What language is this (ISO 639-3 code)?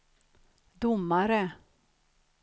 swe